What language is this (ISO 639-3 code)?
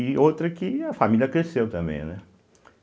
por